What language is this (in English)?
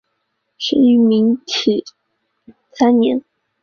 Chinese